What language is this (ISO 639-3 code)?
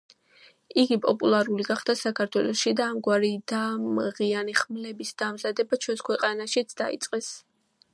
kat